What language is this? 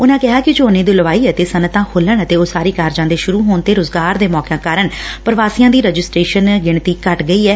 Punjabi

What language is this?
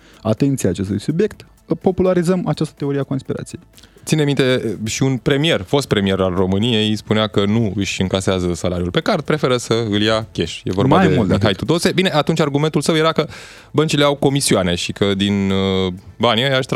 Romanian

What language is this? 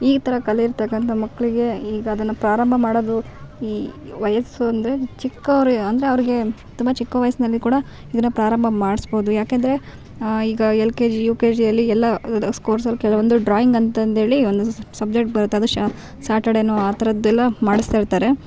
Kannada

